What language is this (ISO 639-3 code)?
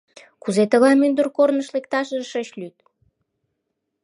chm